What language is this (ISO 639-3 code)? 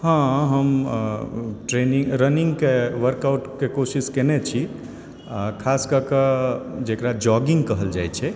mai